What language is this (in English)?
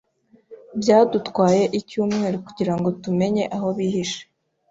Kinyarwanda